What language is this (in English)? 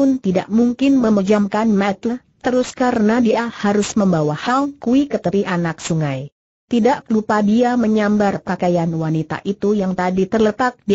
Indonesian